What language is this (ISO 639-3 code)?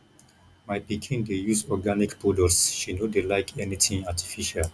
pcm